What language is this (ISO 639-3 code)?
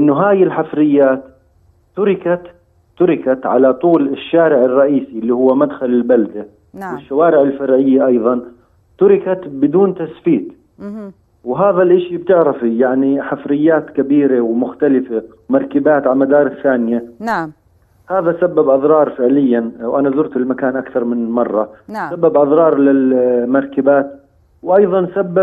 ara